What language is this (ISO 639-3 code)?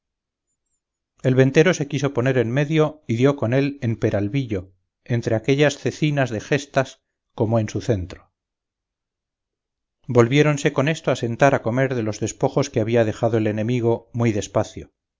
spa